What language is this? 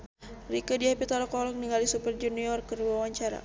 Sundanese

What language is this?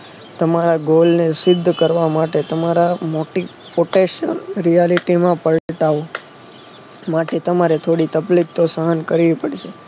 Gujarati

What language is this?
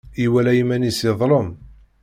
Kabyle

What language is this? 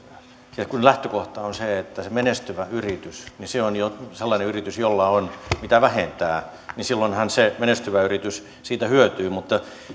Finnish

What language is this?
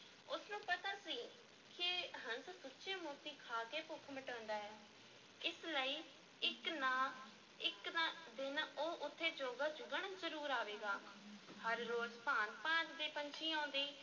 Punjabi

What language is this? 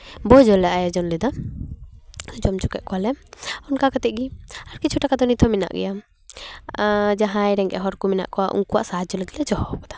Santali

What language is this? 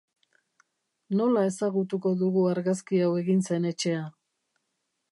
Basque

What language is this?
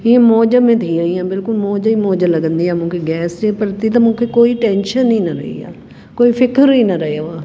Sindhi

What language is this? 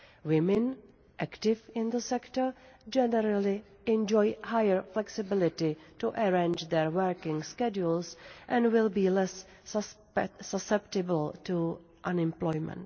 English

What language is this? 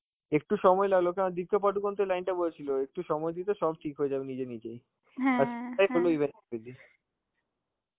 Bangla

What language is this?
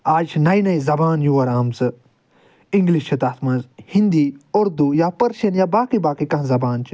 Kashmiri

